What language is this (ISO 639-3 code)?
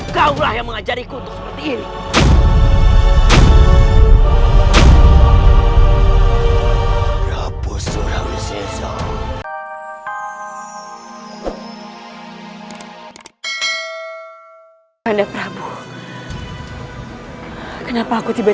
ind